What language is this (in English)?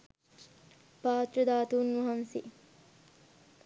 Sinhala